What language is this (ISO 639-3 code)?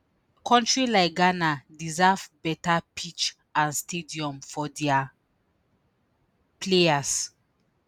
pcm